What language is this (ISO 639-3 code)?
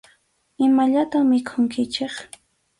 qxu